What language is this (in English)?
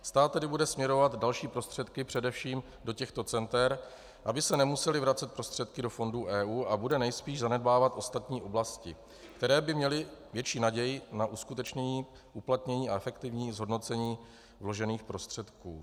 Czech